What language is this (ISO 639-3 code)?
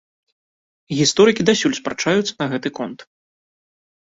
bel